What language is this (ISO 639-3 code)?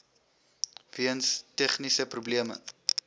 afr